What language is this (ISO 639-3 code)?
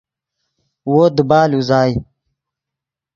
ydg